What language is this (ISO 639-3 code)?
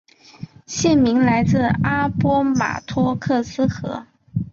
zho